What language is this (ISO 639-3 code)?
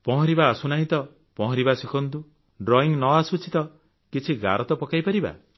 ori